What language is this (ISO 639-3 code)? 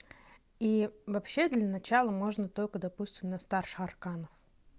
rus